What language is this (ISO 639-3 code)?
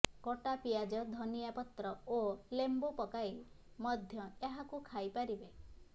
ori